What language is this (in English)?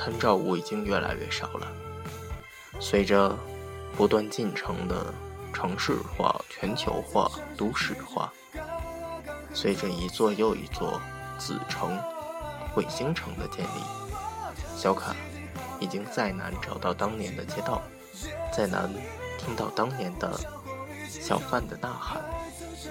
Chinese